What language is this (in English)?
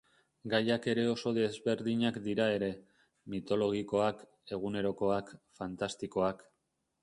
Basque